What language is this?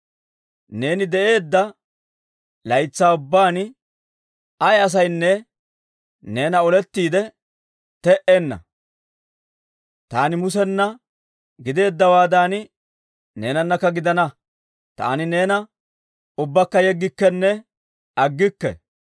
Dawro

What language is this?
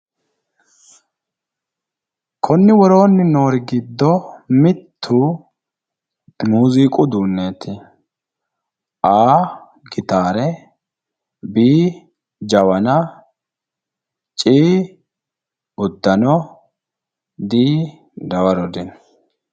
Sidamo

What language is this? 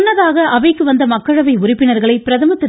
Tamil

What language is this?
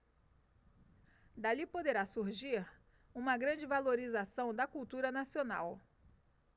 Portuguese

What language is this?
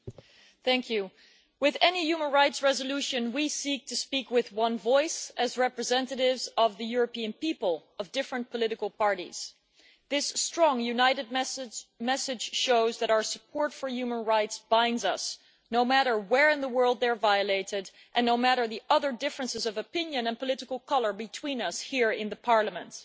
English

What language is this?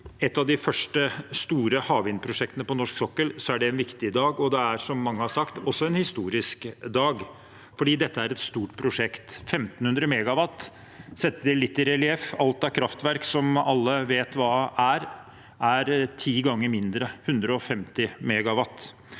Norwegian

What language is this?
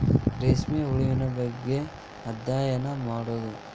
Kannada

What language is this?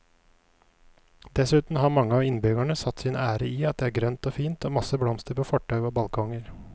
Norwegian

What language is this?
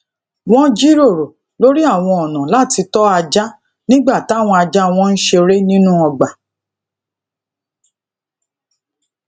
Yoruba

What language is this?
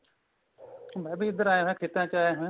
Punjabi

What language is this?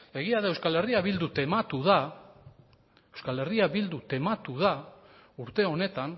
Basque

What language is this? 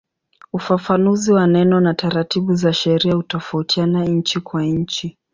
Swahili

